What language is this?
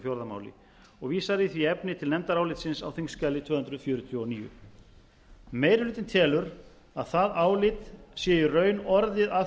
Icelandic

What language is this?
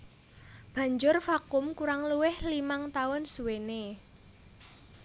Javanese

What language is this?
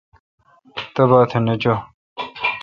Kalkoti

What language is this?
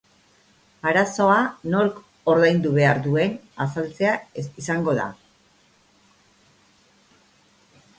Basque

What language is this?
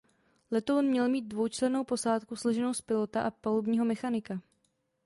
Czech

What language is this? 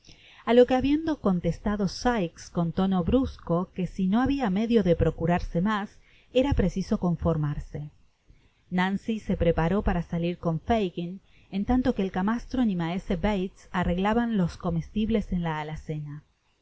Spanish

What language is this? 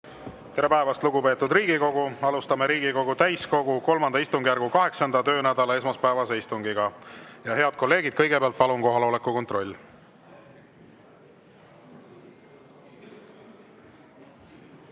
Estonian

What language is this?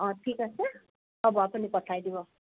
Assamese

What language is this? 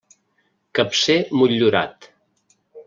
Catalan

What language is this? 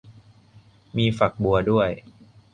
Thai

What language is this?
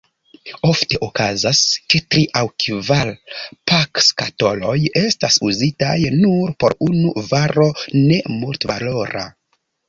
Esperanto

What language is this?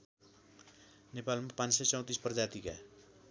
Nepali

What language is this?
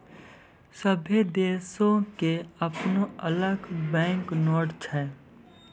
Maithili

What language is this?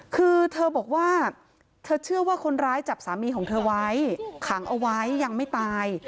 Thai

